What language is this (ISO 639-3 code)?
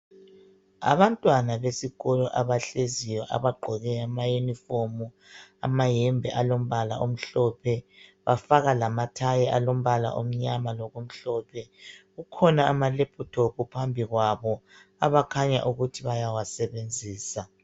nde